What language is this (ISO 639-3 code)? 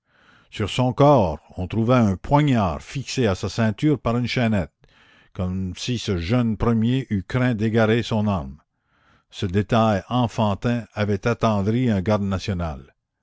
fra